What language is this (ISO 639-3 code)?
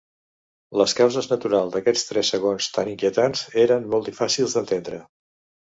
cat